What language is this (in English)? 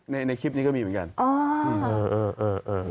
Thai